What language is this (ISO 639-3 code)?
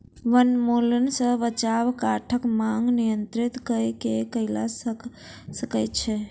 mai